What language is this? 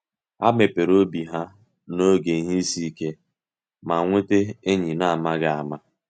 Igbo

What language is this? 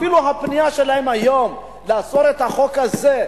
Hebrew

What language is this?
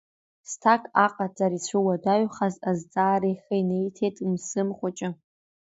Abkhazian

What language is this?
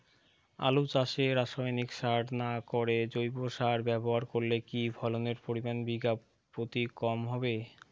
Bangla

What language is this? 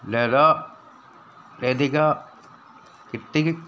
Malayalam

